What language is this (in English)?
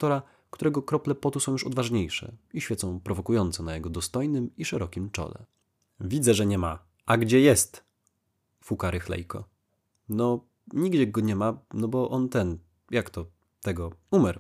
Polish